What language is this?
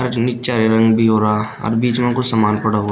Hindi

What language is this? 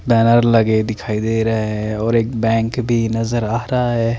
Hindi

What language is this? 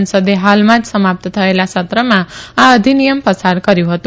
Gujarati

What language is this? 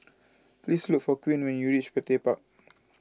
English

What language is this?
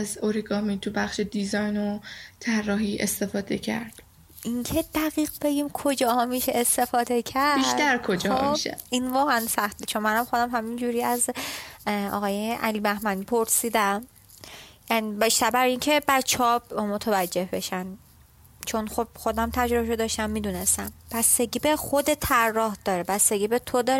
Persian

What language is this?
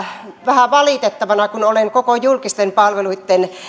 Finnish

